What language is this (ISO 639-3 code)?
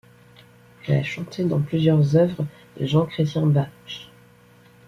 fra